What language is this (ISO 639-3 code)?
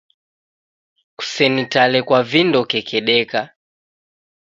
dav